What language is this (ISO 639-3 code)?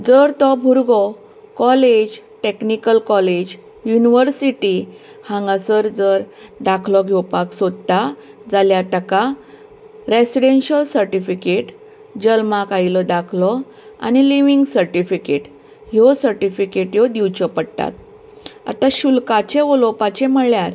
kok